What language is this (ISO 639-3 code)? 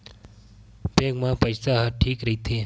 hne